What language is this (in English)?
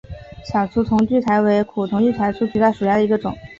Chinese